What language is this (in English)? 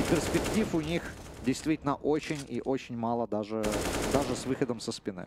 Russian